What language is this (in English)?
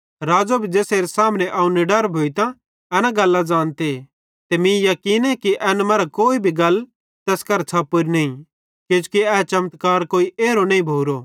Bhadrawahi